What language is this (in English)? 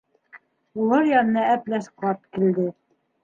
Bashkir